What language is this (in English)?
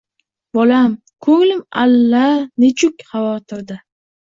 Uzbek